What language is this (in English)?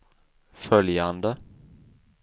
Swedish